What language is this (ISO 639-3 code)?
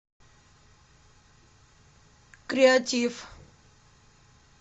rus